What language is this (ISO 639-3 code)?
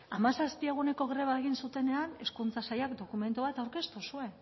eus